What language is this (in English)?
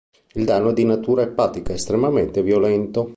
Italian